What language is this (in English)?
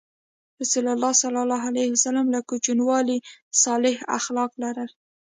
Pashto